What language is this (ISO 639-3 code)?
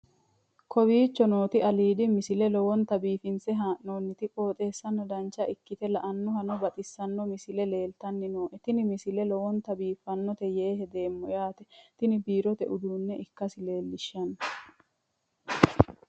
sid